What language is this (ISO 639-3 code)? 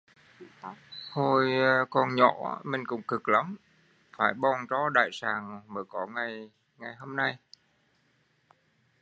vie